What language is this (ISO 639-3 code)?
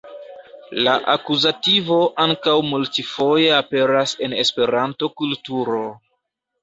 epo